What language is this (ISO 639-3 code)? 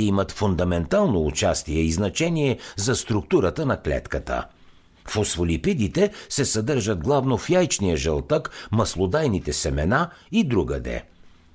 bul